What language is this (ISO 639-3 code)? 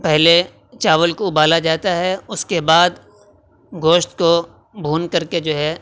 urd